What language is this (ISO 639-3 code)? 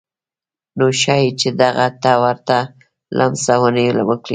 pus